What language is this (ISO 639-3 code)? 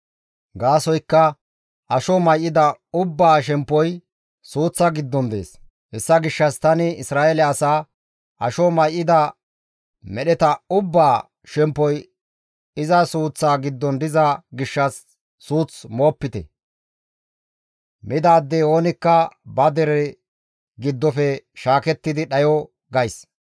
gmv